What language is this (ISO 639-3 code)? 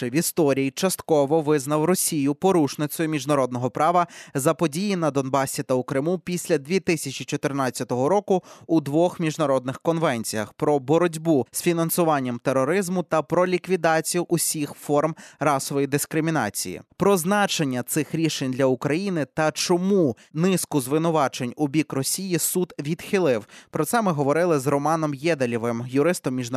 ukr